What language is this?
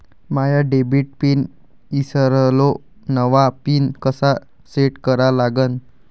Marathi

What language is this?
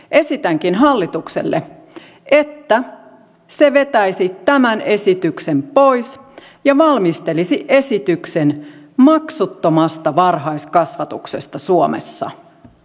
Finnish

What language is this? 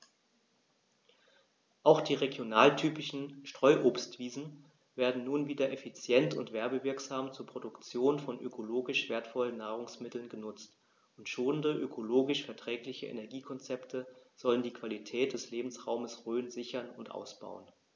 German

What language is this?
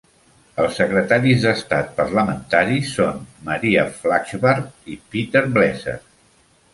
Catalan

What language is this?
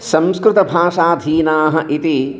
Sanskrit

